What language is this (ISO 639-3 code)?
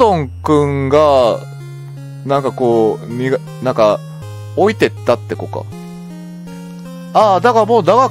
jpn